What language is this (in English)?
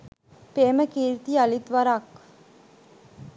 Sinhala